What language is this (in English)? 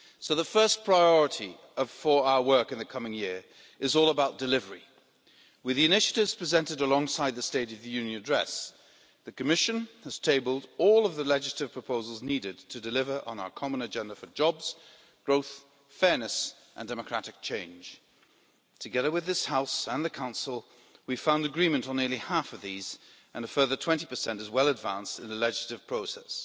English